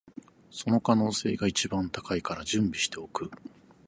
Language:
Japanese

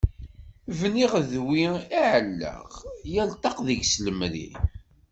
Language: Kabyle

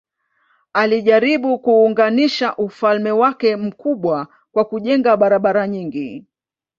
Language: Swahili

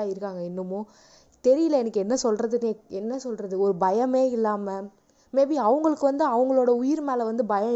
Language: Tamil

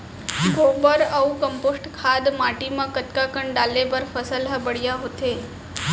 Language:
Chhattisgarhi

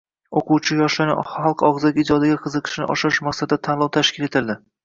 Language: Uzbek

